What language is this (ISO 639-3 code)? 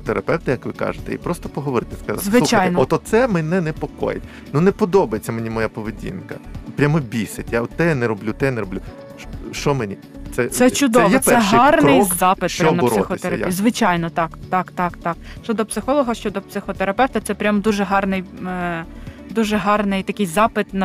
ukr